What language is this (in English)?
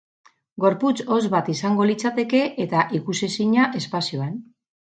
Basque